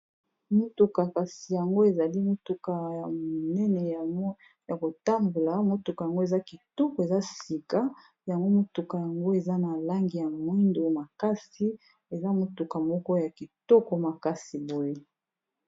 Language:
Lingala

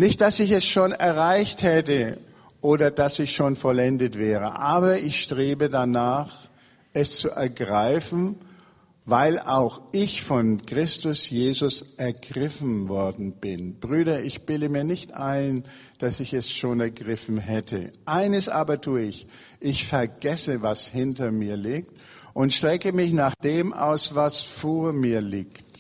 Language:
German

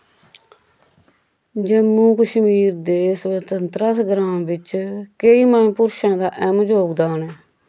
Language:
Dogri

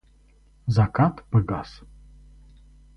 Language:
Russian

